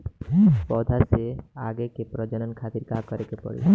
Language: Bhojpuri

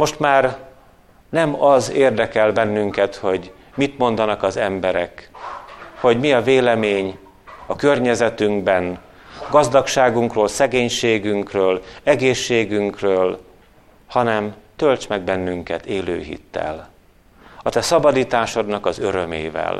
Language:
Hungarian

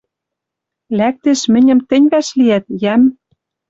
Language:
Western Mari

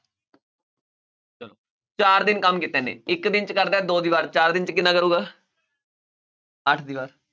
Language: Punjabi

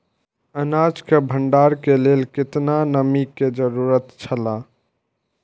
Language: Maithili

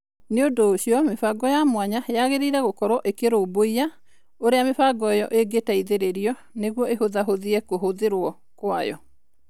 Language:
Kikuyu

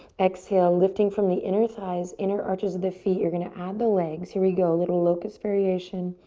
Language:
English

